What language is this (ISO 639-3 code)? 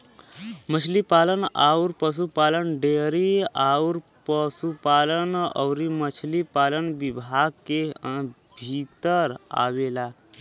bho